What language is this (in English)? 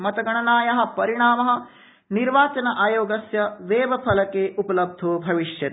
Sanskrit